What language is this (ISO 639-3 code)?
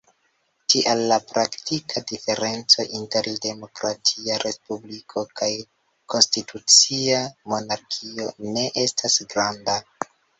epo